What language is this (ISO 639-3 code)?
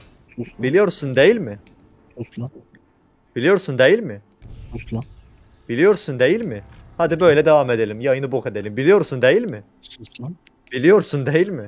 tur